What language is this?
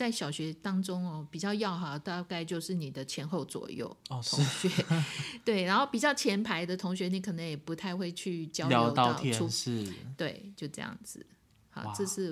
Chinese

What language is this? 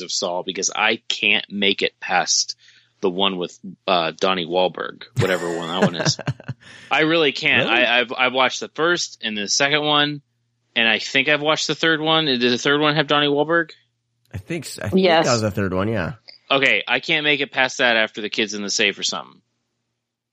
English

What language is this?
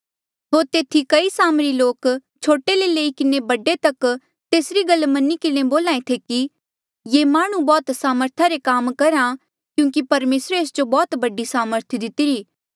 Mandeali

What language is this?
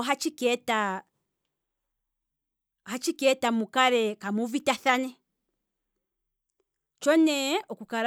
Kwambi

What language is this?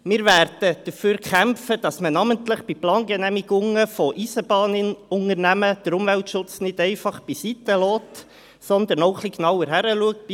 Swiss German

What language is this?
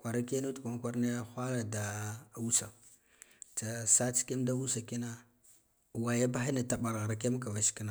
Guduf-Gava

